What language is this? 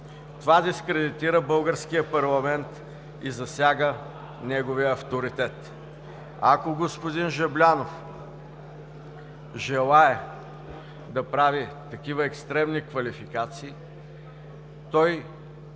Bulgarian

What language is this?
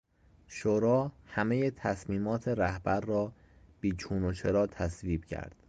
Persian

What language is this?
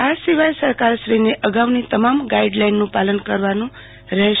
Gujarati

